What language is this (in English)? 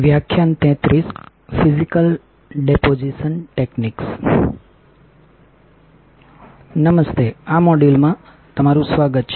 Gujarati